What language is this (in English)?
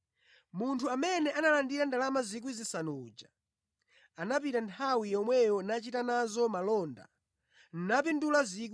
Nyanja